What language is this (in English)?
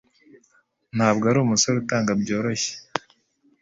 Kinyarwanda